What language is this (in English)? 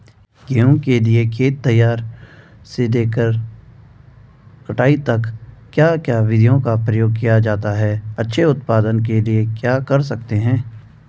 Hindi